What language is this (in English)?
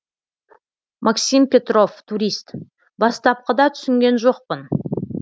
Kazakh